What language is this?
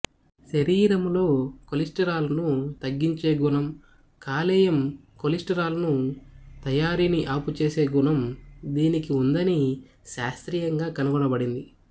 Telugu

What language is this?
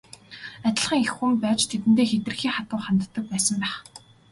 Mongolian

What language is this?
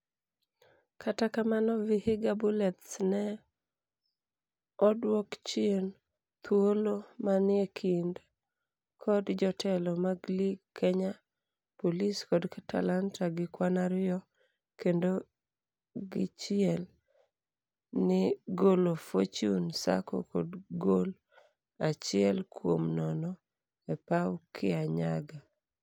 Luo (Kenya and Tanzania)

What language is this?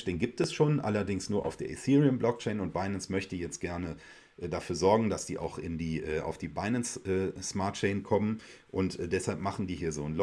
German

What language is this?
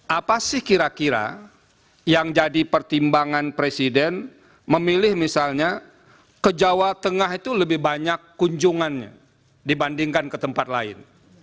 Indonesian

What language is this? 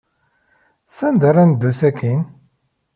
Kabyle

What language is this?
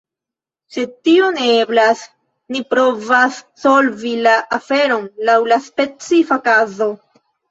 Esperanto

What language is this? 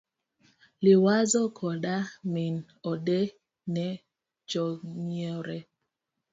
Luo (Kenya and Tanzania)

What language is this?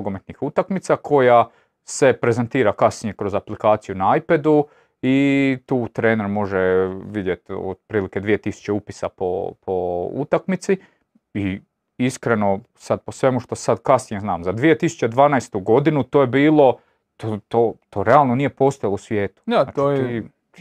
Croatian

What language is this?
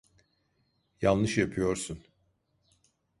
Turkish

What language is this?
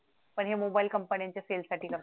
Marathi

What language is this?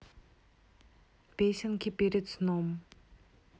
Russian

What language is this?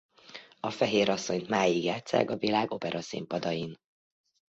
Hungarian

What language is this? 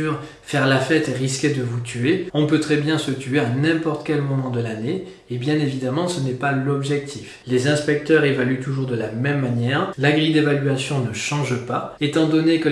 French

